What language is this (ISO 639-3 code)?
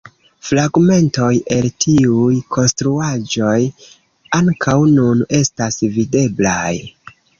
epo